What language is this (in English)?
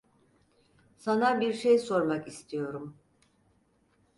Turkish